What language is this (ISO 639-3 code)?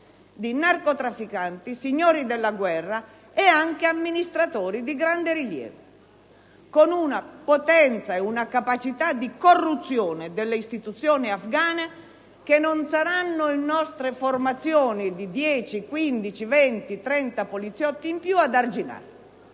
ita